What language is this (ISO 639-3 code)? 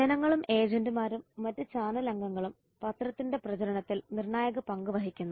mal